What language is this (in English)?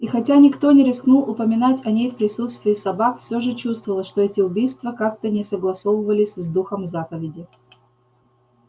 Russian